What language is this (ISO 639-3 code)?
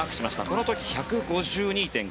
jpn